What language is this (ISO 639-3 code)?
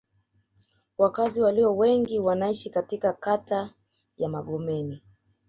swa